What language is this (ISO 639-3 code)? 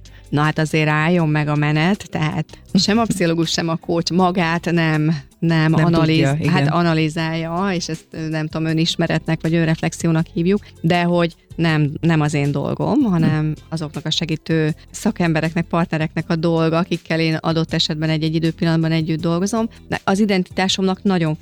hun